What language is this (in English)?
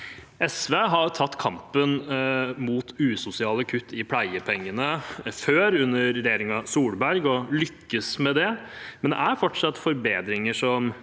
Norwegian